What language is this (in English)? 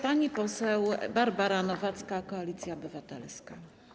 Polish